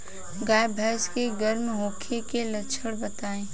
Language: Bhojpuri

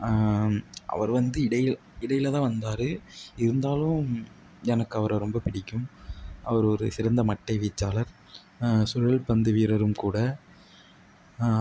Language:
Tamil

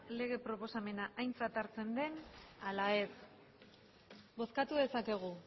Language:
Basque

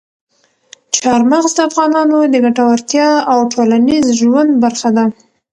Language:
Pashto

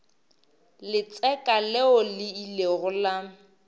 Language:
Northern Sotho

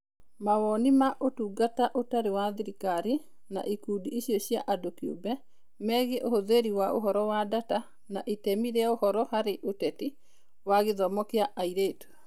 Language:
Kikuyu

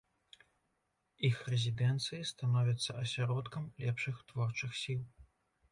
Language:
Belarusian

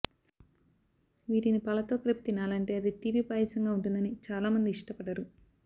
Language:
Telugu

